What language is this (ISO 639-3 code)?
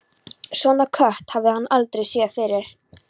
isl